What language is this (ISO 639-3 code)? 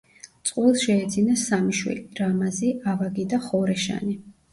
kat